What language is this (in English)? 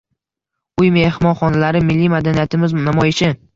Uzbek